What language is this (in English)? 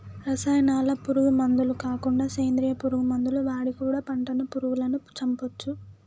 Telugu